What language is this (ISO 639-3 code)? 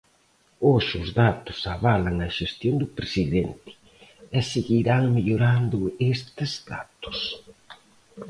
glg